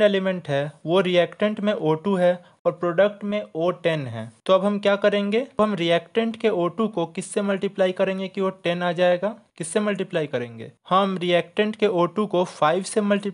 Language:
Hindi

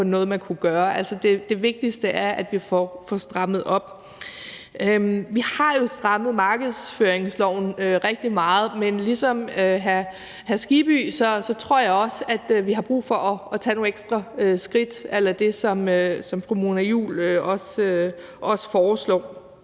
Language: Danish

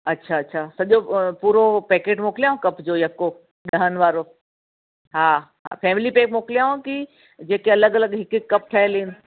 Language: Sindhi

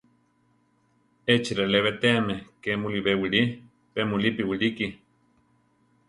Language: Central Tarahumara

